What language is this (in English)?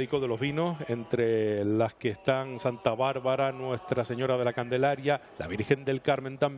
Spanish